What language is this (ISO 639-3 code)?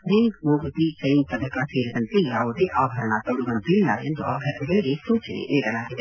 kan